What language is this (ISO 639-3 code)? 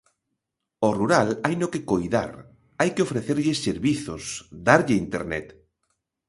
glg